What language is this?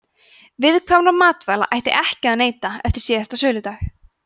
Icelandic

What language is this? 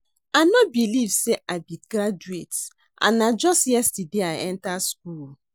Nigerian Pidgin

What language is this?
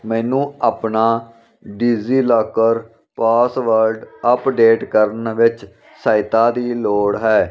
Punjabi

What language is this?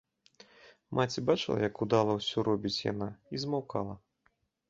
Belarusian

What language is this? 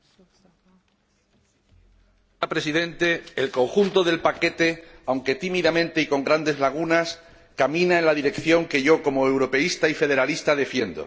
Spanish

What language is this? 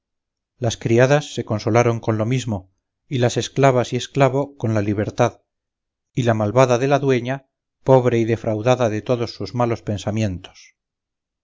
Spanish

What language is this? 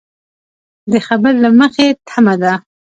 Pashto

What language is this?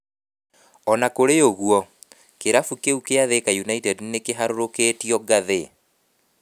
Kikuyu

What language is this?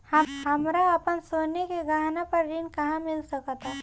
Bhojpuri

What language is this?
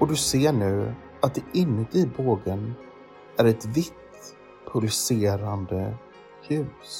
Swedish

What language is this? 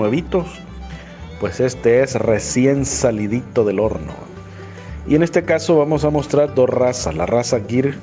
Spanish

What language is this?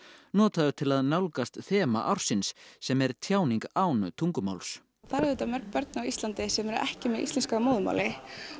Icelandic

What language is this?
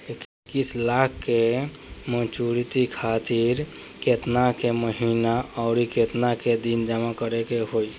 Bhojpuri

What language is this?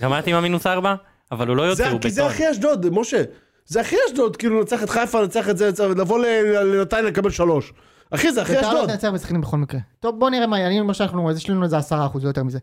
Hebrew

